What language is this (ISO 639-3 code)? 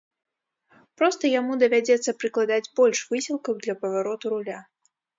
bel